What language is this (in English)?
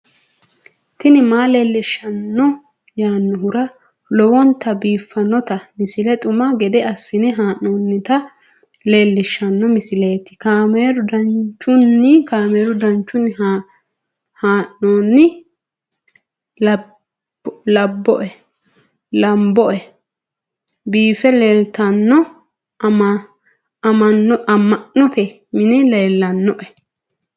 Sidamo